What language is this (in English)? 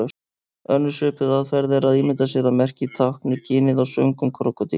Icelandic